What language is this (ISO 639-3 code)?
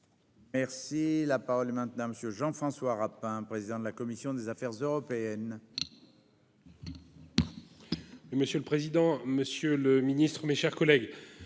fra